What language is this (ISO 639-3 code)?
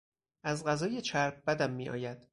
fas